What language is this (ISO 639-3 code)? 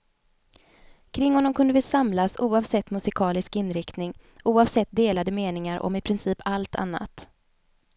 swe